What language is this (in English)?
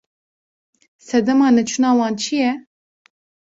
Kurdish